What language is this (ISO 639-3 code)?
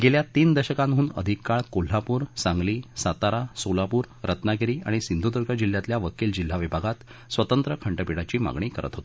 mar